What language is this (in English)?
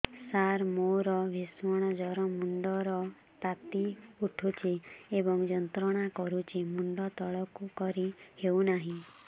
Odia